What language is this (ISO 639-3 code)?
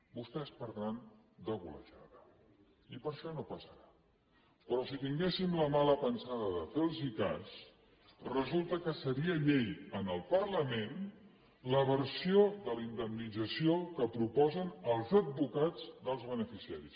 cat